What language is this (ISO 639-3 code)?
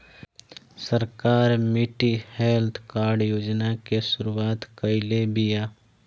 bho